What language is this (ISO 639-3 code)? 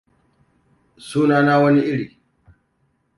hau